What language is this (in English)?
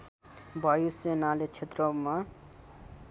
Nepali